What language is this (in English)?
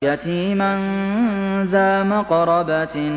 Arabic